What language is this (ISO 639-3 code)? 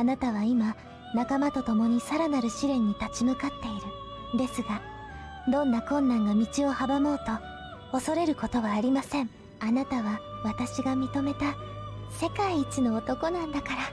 jpn